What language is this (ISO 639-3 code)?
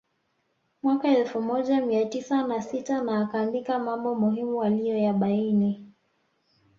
swa